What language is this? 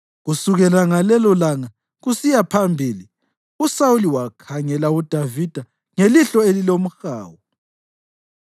North Ndebele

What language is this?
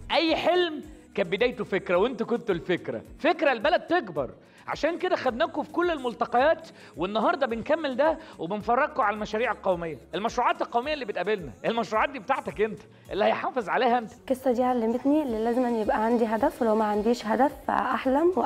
Arabic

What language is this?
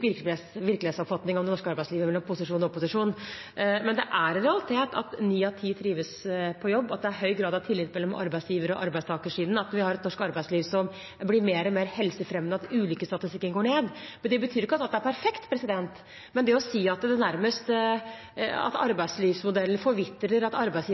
Norwegian Bokmål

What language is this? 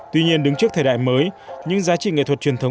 Vietnamese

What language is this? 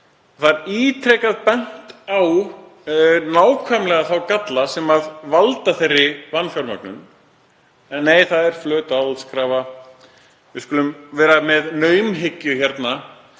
Icelandic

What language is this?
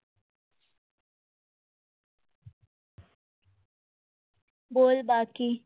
Gujarati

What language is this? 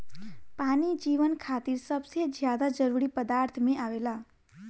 Bhojpuri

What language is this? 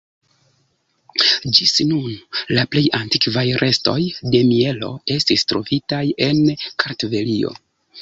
Esperanto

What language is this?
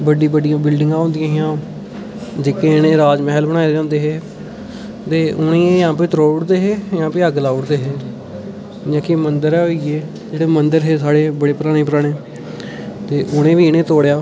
Dogri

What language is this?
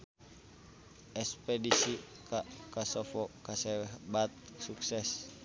Sundanese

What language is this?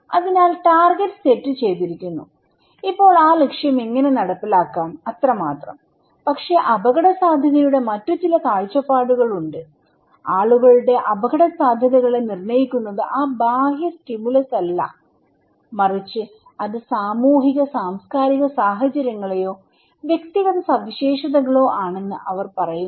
Malayalam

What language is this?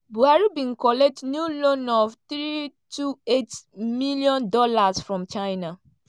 Nigerian Pidgin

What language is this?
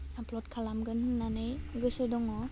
Bodo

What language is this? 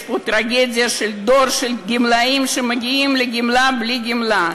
Hebrew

